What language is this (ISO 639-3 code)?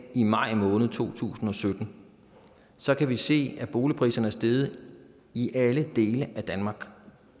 dan